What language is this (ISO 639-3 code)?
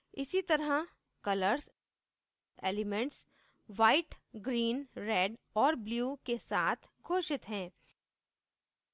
hin